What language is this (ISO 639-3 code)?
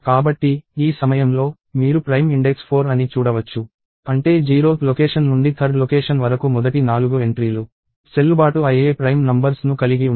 tel